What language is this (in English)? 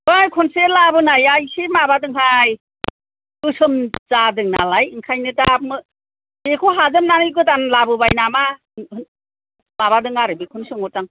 Bodo